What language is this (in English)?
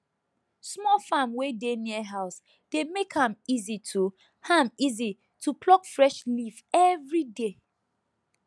Nigerian Pidgin